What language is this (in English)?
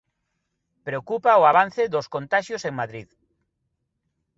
Galician